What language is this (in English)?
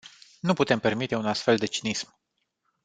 Romanian